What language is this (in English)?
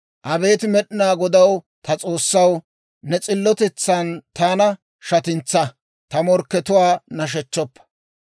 Dawro